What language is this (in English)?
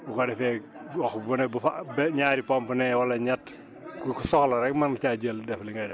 Wolof